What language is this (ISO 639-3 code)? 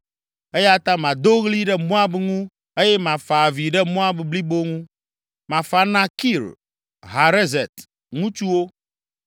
ewe